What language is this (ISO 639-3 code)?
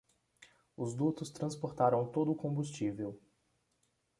por